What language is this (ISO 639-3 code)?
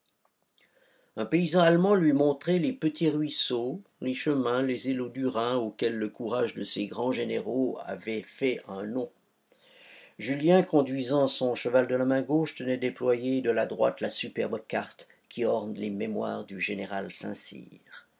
fra